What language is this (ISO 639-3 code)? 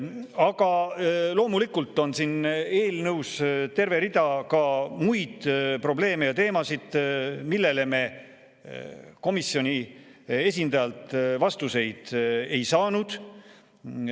est